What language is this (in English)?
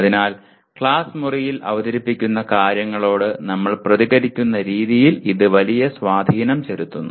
Malayalam